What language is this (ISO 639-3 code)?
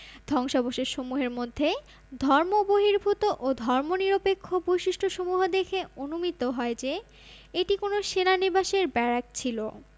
ben